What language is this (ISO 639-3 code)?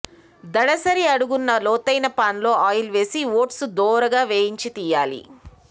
tel